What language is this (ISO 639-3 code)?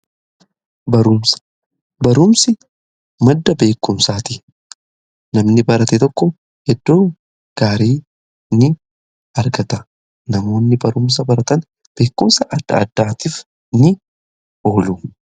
orm